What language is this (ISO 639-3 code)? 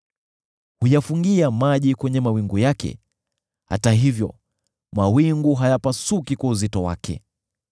swa